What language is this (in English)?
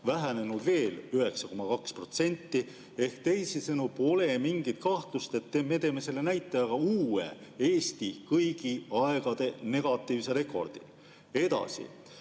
Estonian